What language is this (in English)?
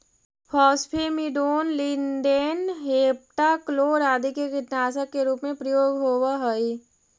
Magahi